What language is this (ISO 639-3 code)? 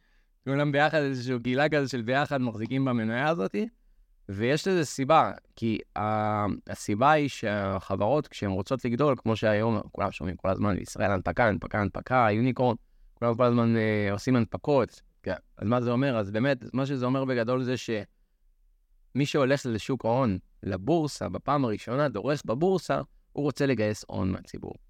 heb